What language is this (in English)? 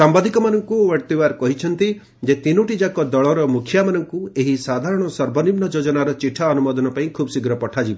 Odia